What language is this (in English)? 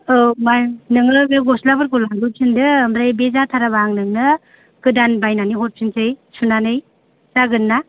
Bodo